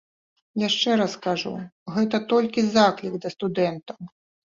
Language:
Belarusian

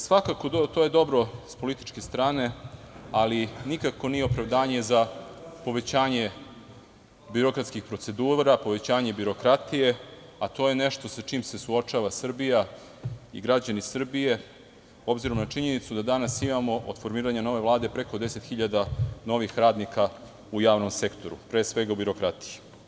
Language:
Serbian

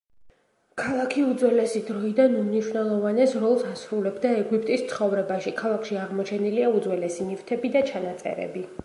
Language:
Georgian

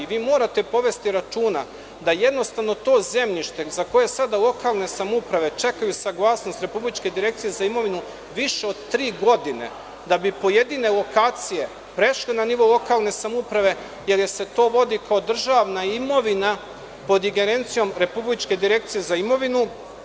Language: Serbian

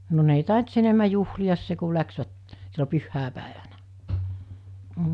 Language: Finnish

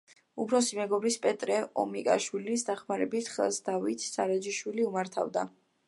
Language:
Georgian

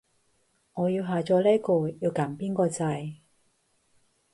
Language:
Cantonese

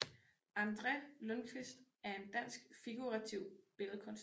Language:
Danish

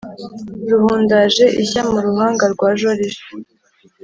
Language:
Kinyarwanda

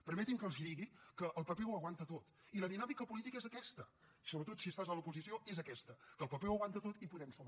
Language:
Catalan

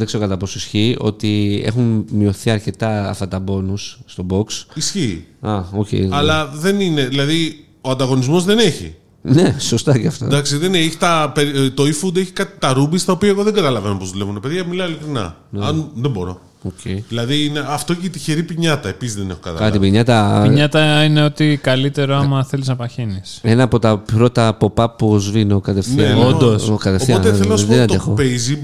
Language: Greek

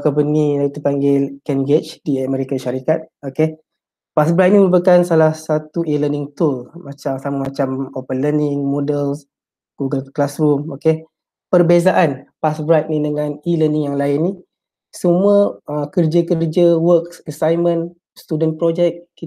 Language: Malay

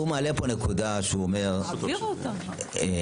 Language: Hebrew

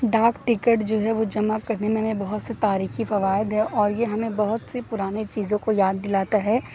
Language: Urdu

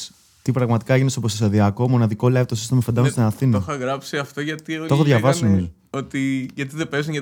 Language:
Greek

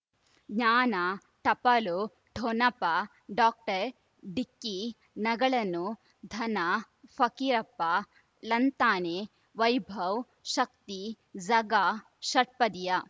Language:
Kannada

